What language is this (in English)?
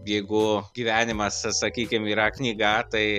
Lithuanian